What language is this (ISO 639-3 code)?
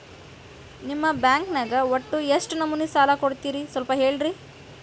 kan